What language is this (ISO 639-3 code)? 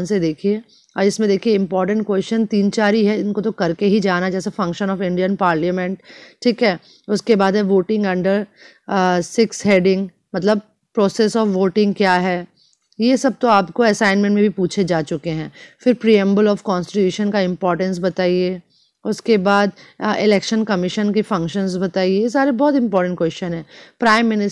hin